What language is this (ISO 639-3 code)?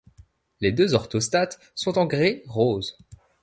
fra